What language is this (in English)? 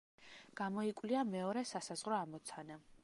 Georgian